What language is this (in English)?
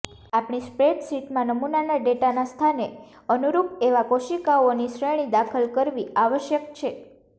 Gujarati